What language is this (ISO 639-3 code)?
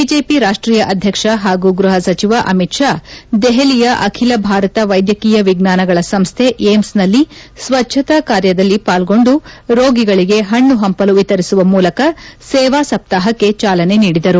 kan